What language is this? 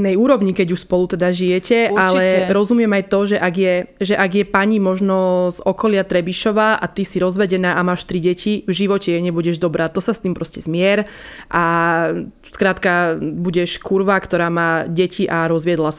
Slovak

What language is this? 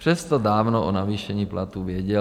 Czech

